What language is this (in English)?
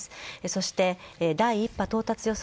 Japanese